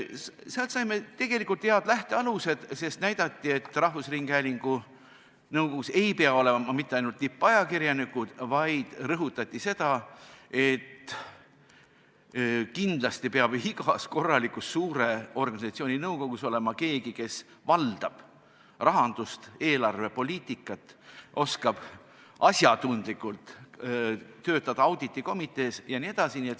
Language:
Estonian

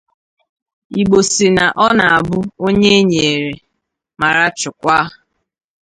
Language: Igbo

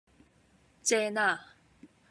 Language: Cantonese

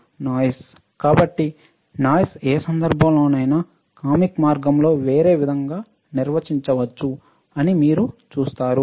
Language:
Telugu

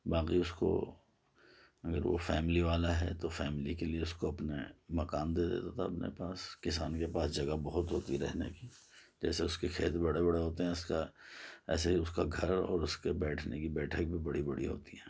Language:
Urdu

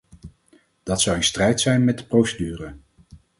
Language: Dutch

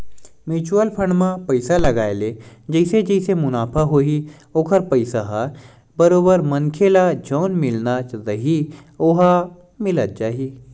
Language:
Chhattisgarhi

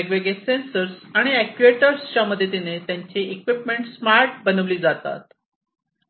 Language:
Marathi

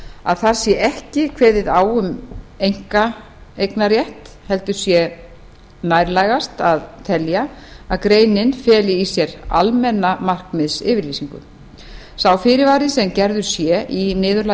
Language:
Icelandic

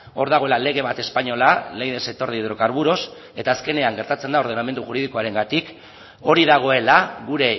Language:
Basque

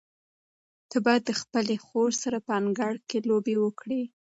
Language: Pashto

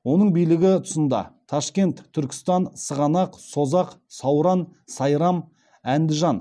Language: Kazakh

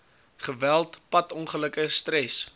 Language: Afrikaans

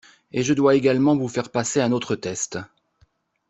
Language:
French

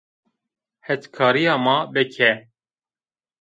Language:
Zaza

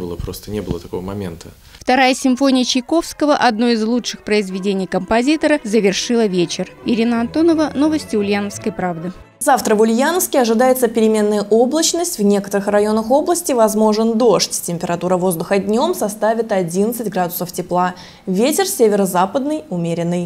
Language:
Russian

